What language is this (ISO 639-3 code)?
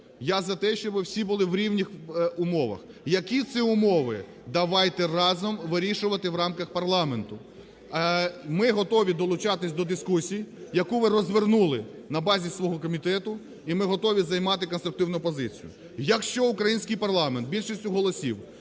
ukr